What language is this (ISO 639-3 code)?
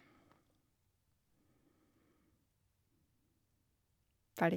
nor